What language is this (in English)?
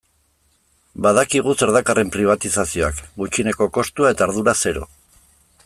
Basque